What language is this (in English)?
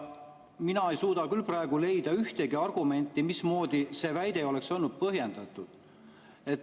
Estonian